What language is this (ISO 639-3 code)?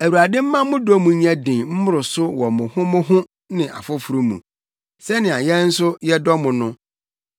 aka